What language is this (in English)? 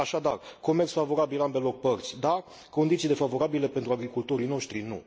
Romanian